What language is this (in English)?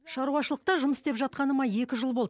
Kazakh